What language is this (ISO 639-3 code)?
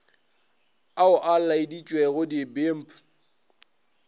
nso